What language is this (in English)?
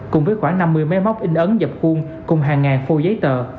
Vietnamese